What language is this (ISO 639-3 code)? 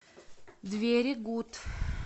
rus